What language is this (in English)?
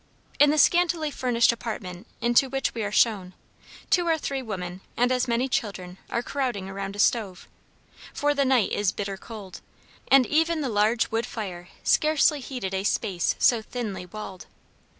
English